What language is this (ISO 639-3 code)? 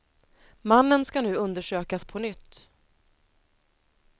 swe